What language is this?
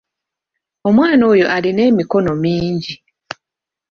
Ganda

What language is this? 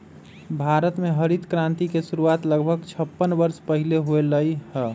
Magahi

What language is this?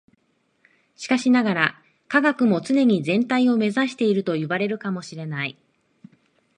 Japanese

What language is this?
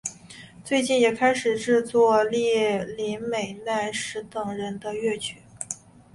Chinese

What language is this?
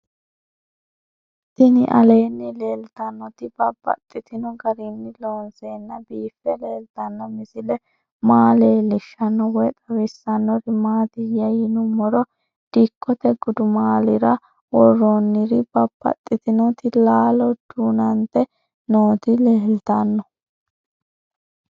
Sidamo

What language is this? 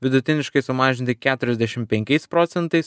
Lithuanian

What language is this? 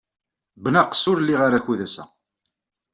Kabyle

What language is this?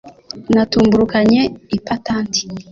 Kinyarwanda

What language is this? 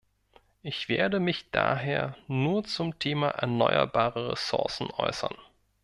German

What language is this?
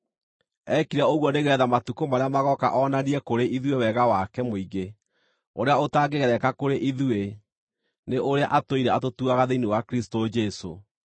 Kikuyu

